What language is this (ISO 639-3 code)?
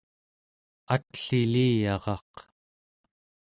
esu